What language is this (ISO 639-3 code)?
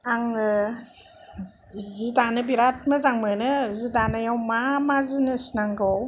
brx